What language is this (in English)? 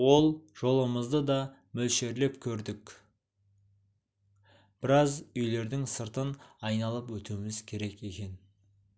Kazakh